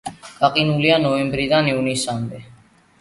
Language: Georgian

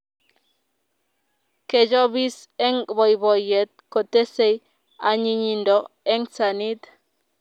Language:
Kalenjin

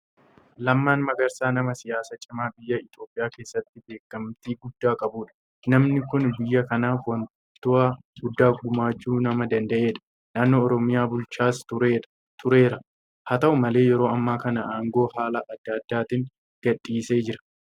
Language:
Oromo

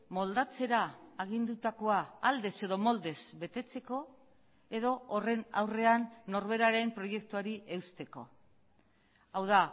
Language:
Basque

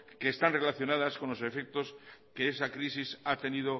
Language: Spanish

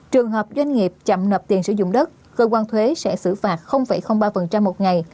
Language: Vietnamese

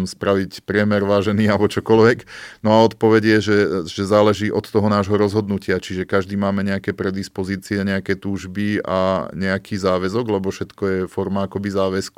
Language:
Slovak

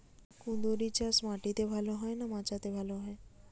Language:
Bangla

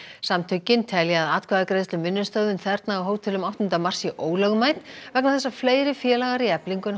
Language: Icelandic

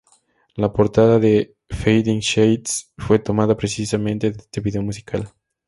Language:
Spanish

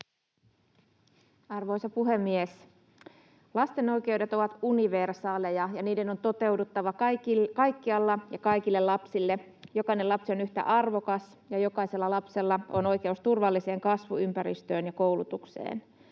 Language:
Finnish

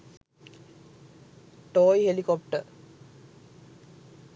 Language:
Sinhala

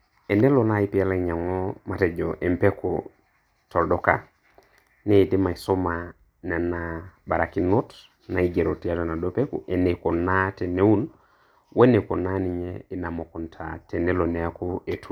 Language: Masai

